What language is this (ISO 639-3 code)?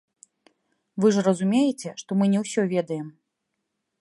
bel